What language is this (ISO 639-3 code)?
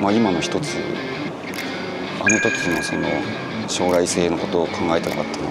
jpn